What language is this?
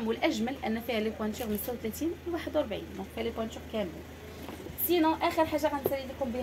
Arabic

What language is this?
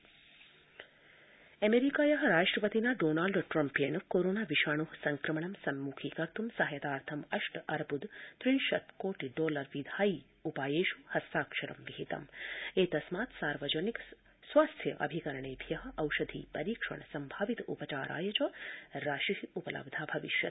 Sanskrit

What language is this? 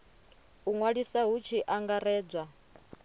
Venda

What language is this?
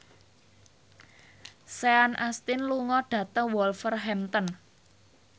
Javanese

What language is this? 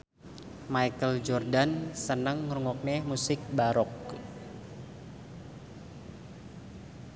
Javanese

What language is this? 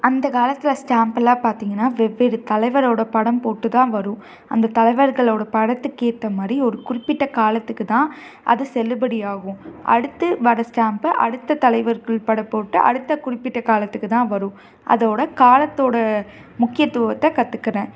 Tamil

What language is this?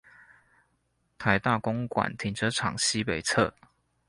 Chinese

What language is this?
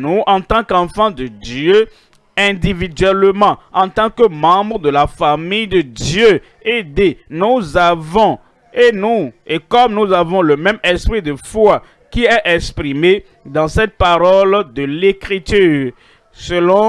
French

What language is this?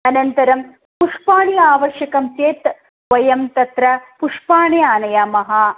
Sanskrit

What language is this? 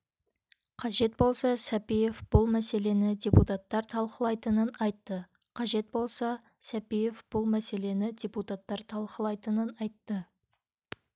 Kazakh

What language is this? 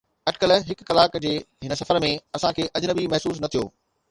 Sindhi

